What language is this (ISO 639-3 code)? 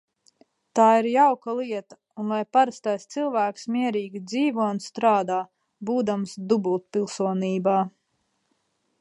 lav